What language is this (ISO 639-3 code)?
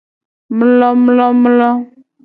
gej